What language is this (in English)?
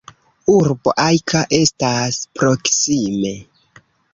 Esperanto